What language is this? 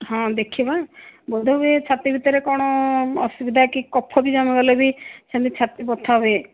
Odia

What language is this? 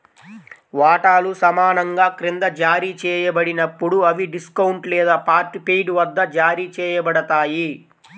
Telugu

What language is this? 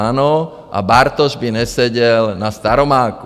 Czech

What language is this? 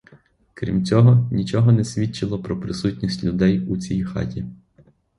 Ukrainian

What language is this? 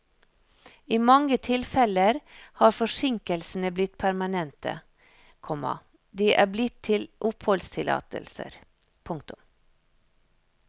Norwegian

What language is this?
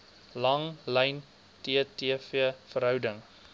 Afrikaans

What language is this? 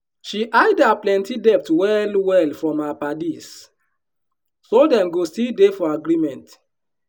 Nigerian Pidgin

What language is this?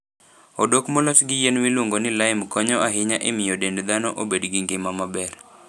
Luo (Kenya and Tanzania)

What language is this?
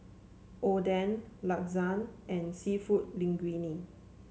English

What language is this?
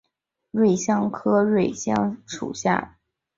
Chinese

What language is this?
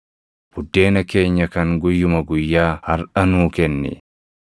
Oromo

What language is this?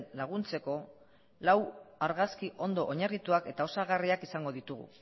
Basque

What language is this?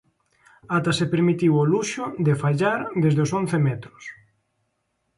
Galician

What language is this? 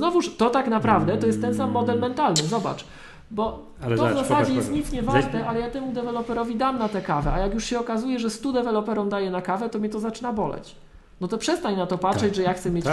Polish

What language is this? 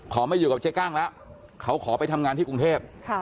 Thai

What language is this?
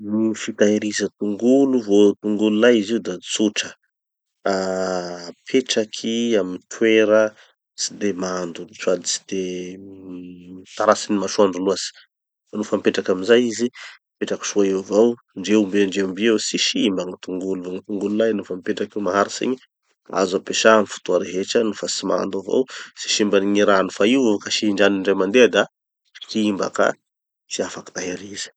Tanosy Malagasy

